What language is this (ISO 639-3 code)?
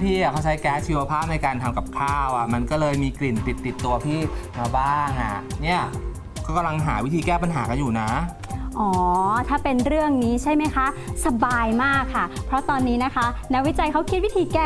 tha